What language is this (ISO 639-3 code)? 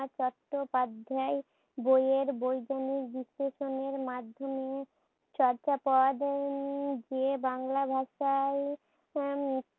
ben